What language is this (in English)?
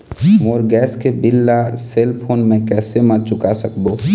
Chhattisgarhi